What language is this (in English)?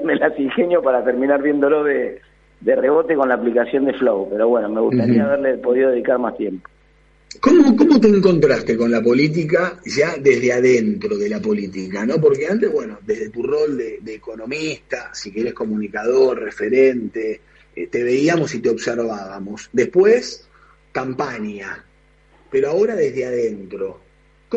Spanish